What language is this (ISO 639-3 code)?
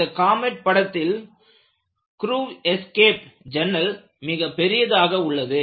tam